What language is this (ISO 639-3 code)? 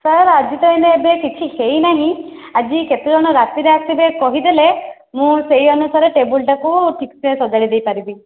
ori